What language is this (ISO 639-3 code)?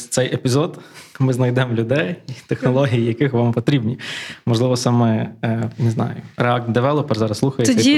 ukr